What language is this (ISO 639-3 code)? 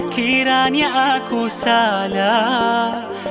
ind